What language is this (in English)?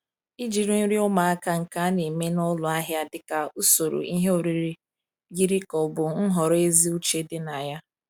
Igbo